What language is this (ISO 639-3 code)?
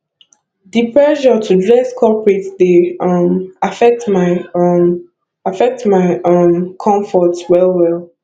pcm